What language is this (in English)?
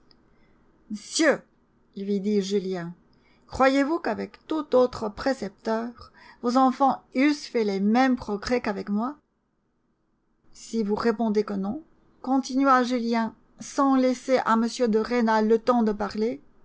French